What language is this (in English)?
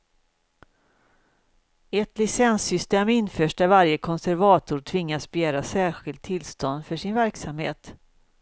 Swedish